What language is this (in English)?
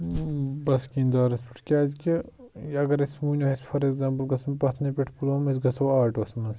Kashmiri